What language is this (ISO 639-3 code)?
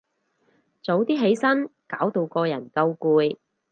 yue